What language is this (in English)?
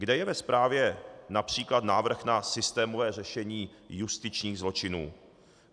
Czech